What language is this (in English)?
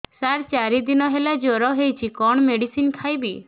Odia